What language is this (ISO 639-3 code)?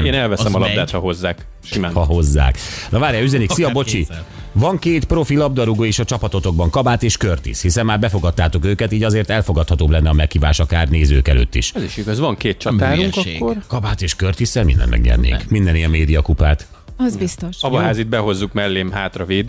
hun